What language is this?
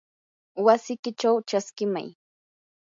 Yanahuanca Pasco Quechua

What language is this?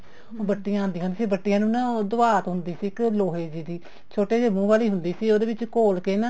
Punjabi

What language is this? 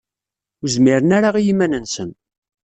Kabyle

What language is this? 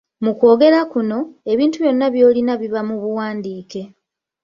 Ganda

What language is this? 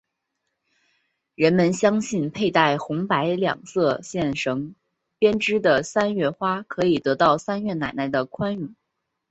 Chinese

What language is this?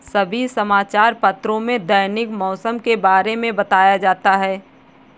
Hindi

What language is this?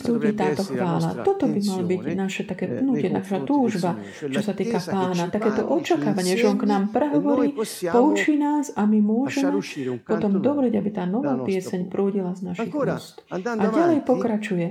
Slovak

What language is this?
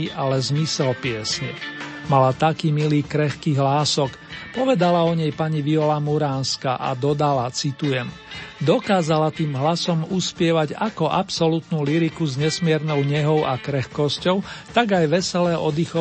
Slovak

